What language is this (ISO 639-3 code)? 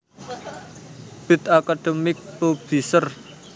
jav